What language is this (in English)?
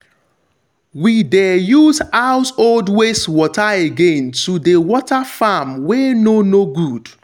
Nigerian Pidgin